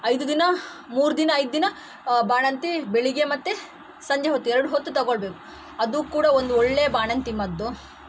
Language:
Kannada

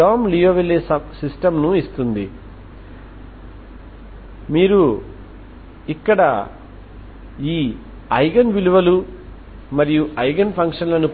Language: Telugu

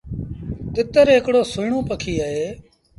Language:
Sindhi Bhil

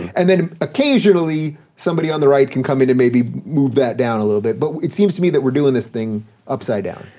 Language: English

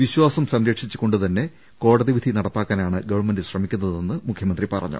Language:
Malayalam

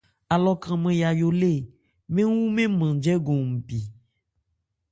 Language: Ebrié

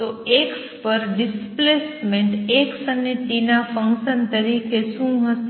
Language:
Gujarati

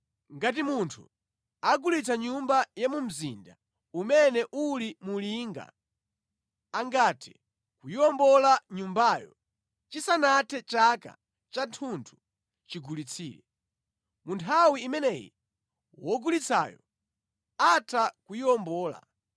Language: Nyanja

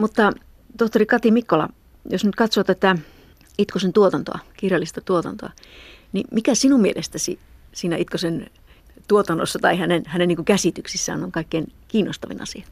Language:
Finnish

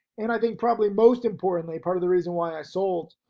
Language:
English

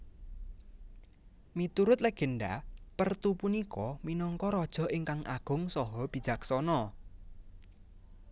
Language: Javanese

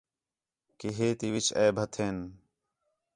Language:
Khetrani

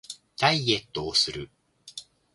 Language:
Japanese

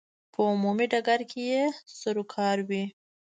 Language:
Pashto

